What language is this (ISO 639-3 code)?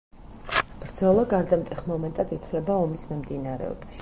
kat